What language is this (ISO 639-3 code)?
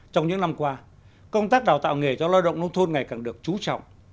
vie